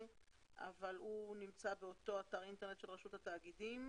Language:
Hebrew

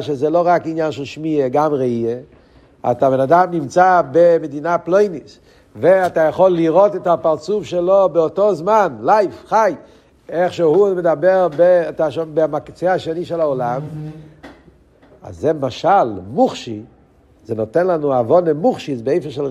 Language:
Hebrew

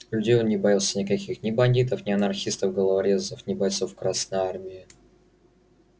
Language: Russian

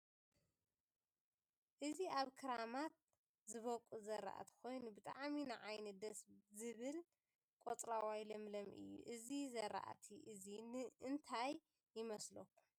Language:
Tigrinya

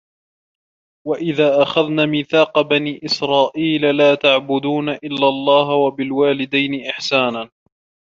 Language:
Arabic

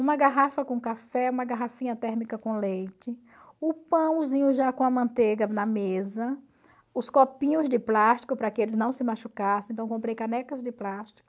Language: Portuguese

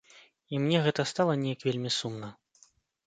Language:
Belarusian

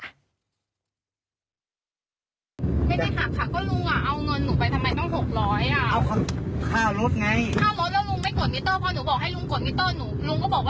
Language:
Thai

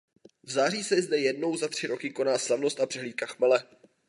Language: Czech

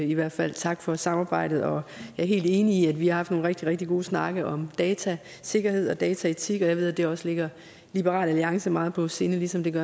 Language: Danish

